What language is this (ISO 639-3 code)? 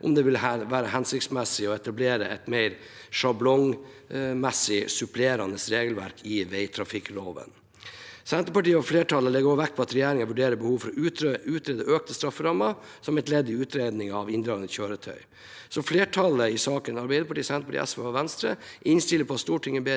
nor